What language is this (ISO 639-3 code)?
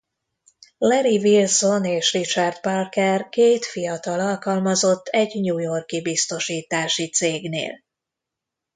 hun